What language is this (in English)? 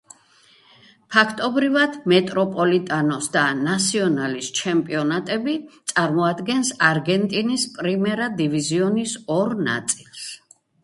Georgian